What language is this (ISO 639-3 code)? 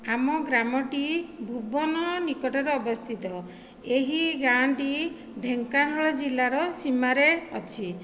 ori